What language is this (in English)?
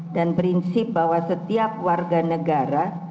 Indonesian